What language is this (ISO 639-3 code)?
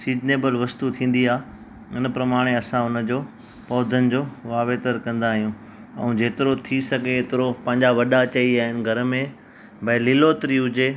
snd